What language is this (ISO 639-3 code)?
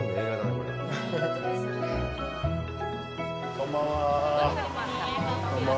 jpn